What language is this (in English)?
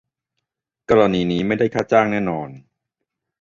Thai